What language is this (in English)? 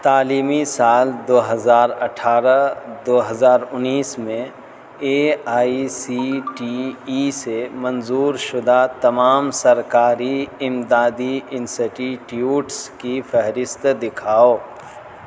Urdu